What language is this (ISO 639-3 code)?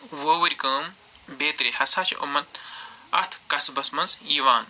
kas